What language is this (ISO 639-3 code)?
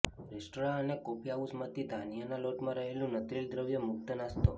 guj